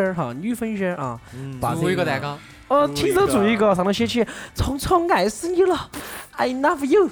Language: Chinese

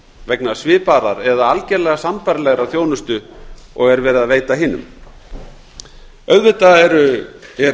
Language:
Icelandic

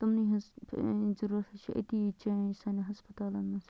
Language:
Kashmiri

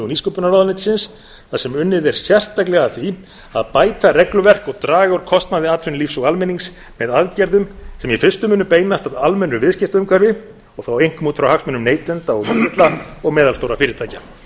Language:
Icelandic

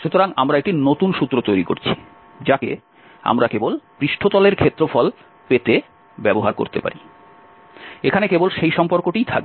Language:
Bangla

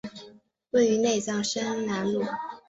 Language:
Chinese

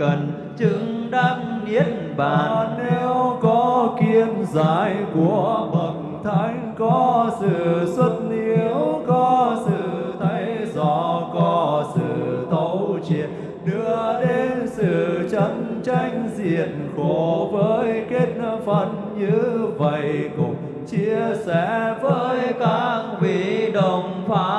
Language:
Vietnamese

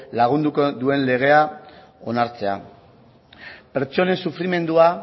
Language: Basque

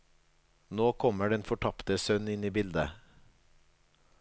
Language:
Norwegian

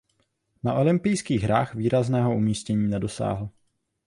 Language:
Czech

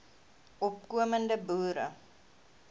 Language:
Afrikaans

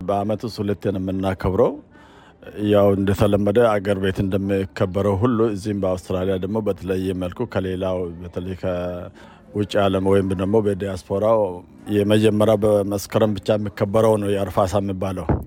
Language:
Amharic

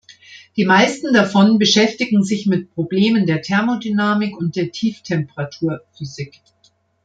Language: German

